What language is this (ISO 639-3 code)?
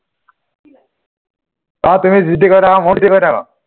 asm